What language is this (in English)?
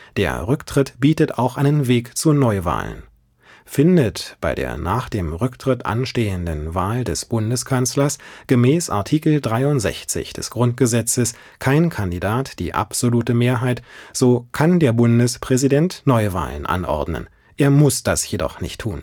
German